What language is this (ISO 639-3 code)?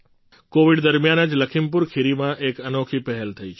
guj